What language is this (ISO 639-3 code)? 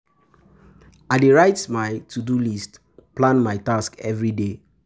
pcm